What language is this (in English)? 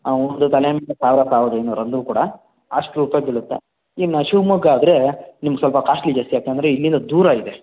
Kannada